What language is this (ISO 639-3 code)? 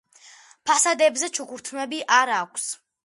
kat